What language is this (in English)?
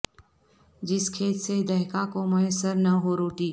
Urdu